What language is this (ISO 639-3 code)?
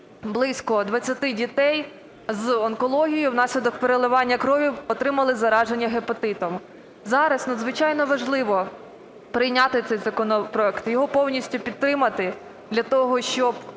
ukr